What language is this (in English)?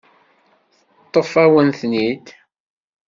Kabyle